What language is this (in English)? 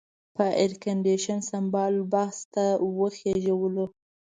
Pashto